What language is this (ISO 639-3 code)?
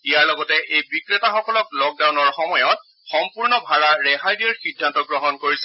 asm